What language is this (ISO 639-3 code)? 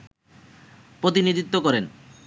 ben